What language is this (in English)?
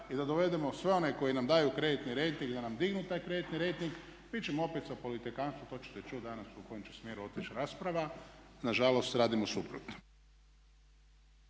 Croatian